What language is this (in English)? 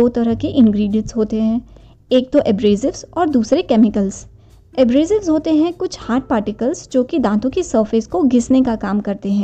Hindi